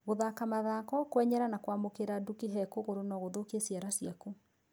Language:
Kikuyu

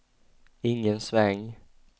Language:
Swedish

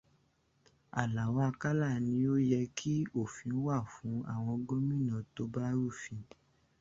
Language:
Yoruba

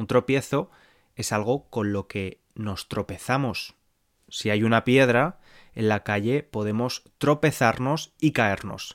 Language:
Spanish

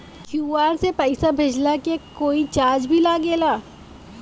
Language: Bhojpuri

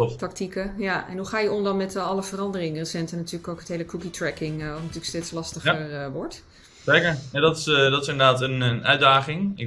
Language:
Dutch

